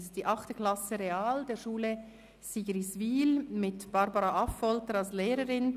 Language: Swiss German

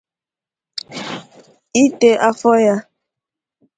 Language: Igbo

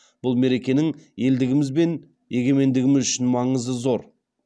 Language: Kazakh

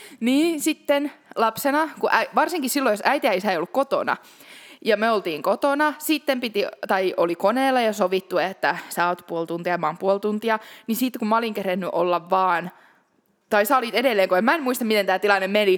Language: Finnish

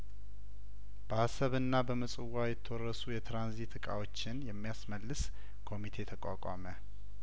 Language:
Amharic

